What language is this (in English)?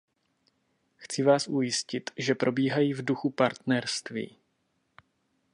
Czech